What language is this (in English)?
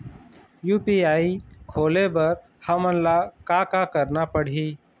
Chhattisgarhi